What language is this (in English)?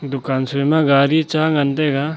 Wancho Naga